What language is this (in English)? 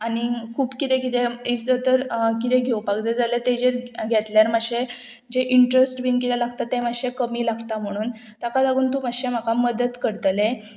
Konkani